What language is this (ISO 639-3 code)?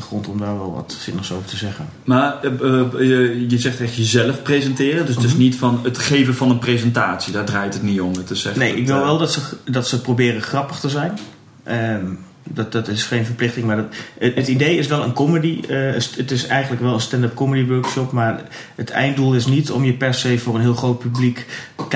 nld